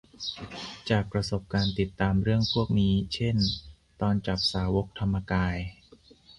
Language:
Thai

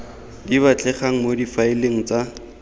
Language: Tswana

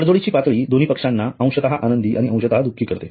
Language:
Marathi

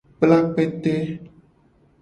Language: Gen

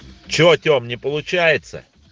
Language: Russian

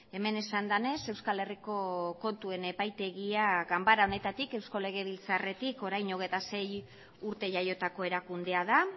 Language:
Basque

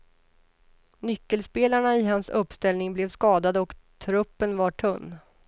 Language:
Swedish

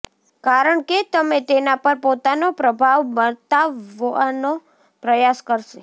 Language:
Gujarati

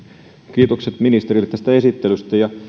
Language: Finnish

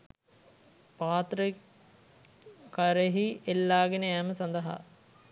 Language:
Sinhala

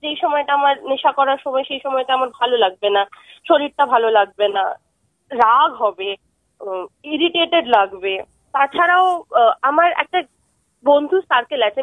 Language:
Bangla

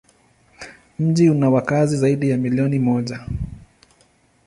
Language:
Swahili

